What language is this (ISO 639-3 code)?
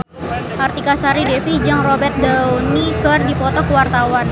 sun